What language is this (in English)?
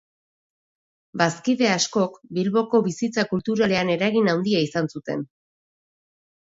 Basque